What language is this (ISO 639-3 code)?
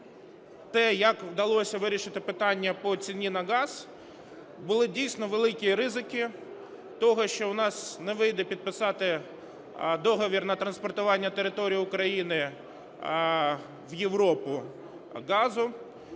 ukr